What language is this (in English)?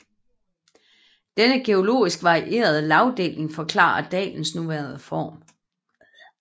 Danish